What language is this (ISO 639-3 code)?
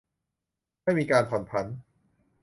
tha